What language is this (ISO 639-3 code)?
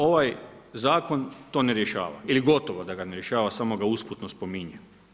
hrv